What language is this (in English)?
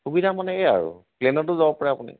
Assamese